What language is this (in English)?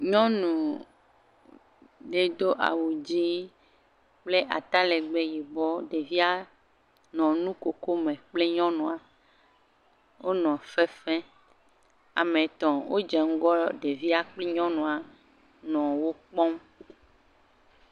Ewe